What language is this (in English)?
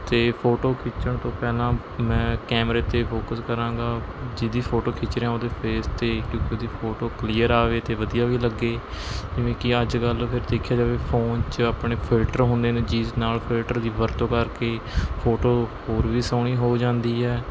Punjabi